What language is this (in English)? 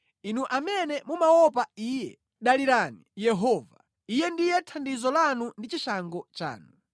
Nyanja